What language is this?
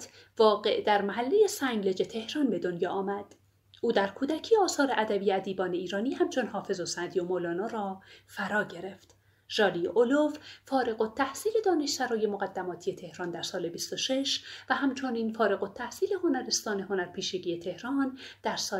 Persian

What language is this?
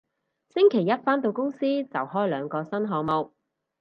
Cantonese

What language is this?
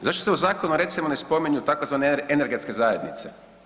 Croatian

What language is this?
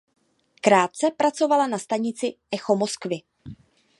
Czech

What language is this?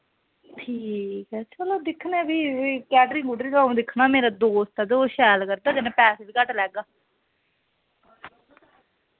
Dogri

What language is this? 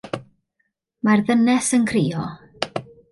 Welsh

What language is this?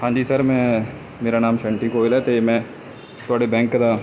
Punjabi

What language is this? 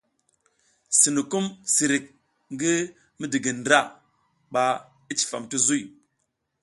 South Giziga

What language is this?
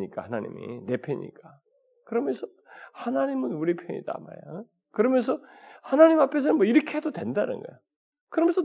Korean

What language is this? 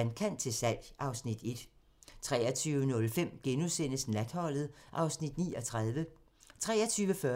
Danish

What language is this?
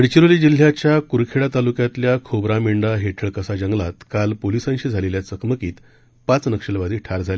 Marathi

